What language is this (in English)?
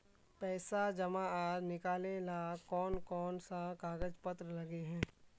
Magahi